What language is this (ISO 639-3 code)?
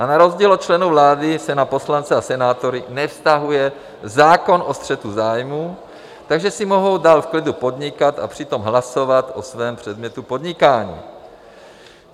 ces